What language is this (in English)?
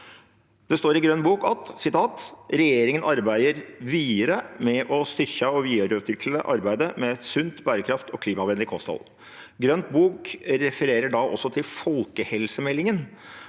Norwegian